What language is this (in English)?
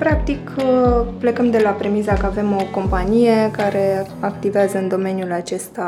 Romanian